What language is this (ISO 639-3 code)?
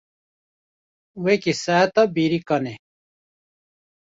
kur